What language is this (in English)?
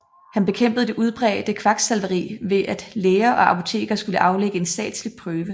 Danish